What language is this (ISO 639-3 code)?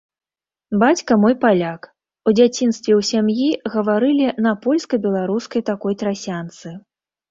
bel